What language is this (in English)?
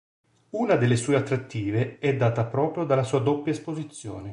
Italian